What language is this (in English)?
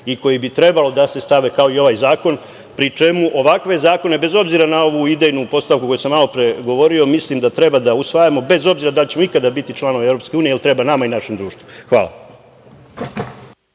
Serbian